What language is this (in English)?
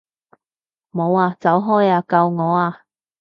Cantonese